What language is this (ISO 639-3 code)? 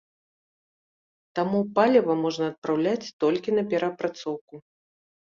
bel